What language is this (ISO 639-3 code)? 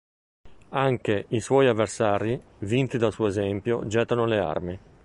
ita